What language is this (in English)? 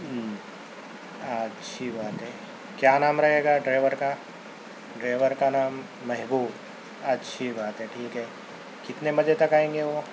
Urdu